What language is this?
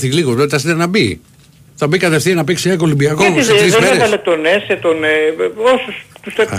Greek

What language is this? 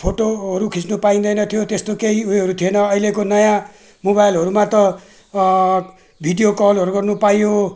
Nepali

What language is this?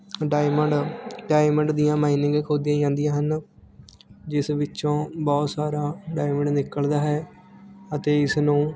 Punjabi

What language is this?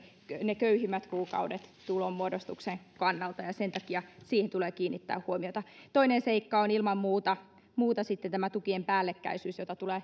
Finnish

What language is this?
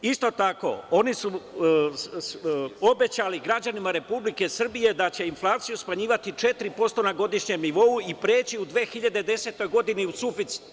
Serbian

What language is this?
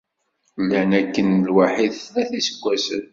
Kabyle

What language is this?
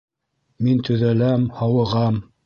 Bashkir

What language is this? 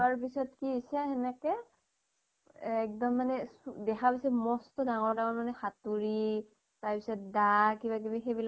Assamese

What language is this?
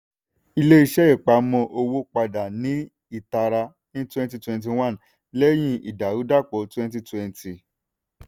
Yoruba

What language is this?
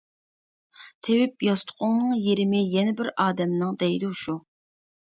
Uyghur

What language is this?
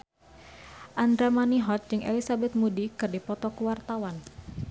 Sundanese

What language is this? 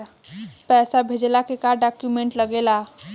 Bhojpuri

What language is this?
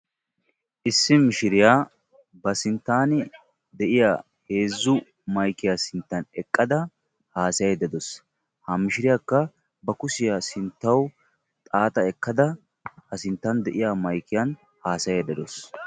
Wolaytta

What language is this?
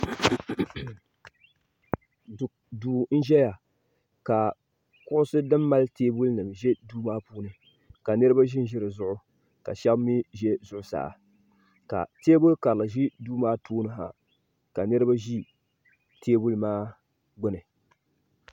Dagbani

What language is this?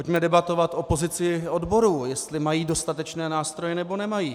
Czech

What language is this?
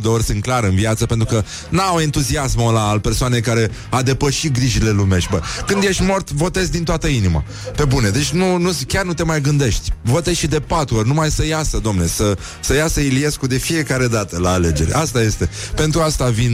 Romanian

